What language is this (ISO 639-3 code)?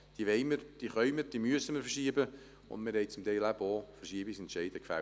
gsw